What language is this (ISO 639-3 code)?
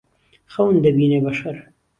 ckb